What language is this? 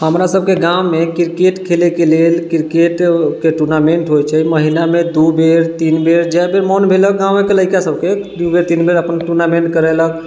Maithili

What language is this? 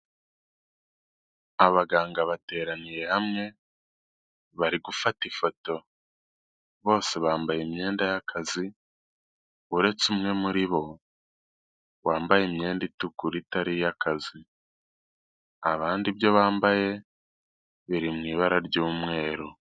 Kinyarwanda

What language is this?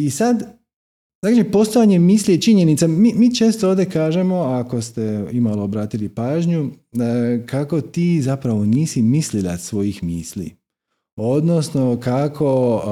Croatian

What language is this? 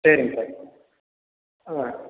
Tamil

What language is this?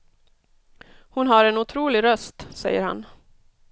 Swedish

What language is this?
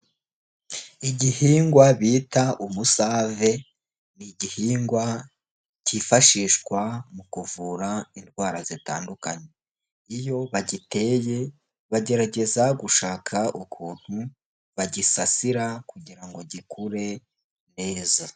Kinyarwanda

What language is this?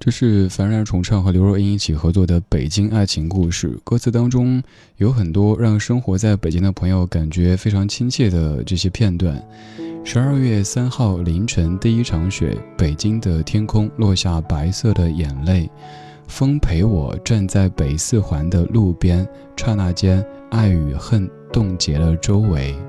Chinese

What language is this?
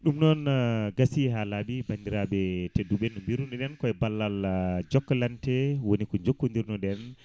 Fula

